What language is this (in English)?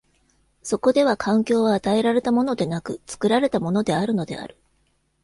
Japanese